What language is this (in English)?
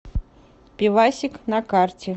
Russian